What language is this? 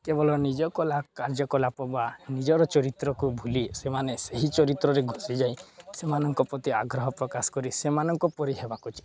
Odia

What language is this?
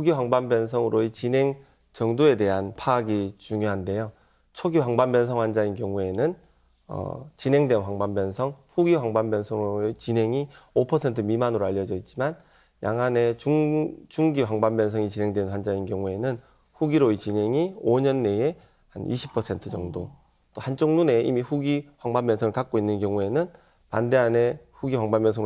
Korean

